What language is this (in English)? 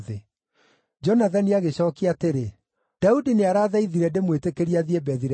Kikuyu